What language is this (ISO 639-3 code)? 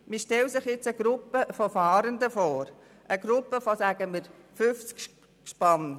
gsw